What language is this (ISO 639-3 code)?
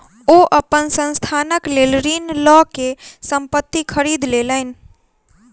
mai